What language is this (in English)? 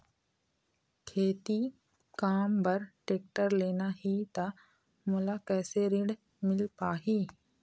Chhattisgarhi